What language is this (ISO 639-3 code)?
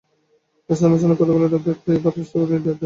ben